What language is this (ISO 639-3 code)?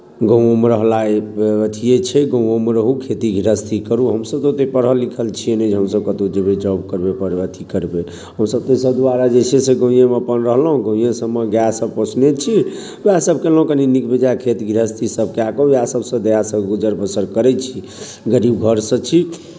mai